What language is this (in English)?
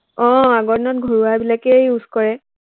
Assamese